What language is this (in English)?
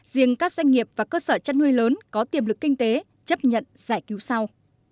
Vietnamese